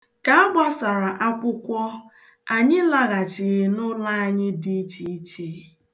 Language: Igbo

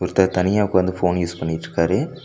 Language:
Tamil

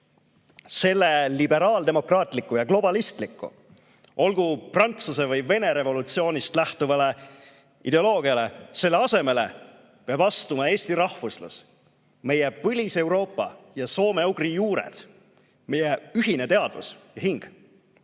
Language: Estonian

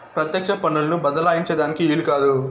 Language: Telugu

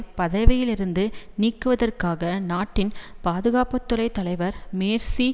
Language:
Tamil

